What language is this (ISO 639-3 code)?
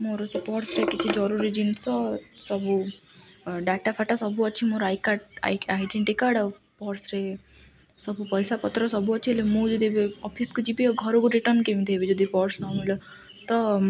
ori